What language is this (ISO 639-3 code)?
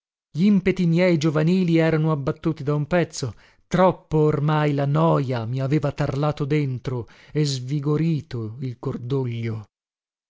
ita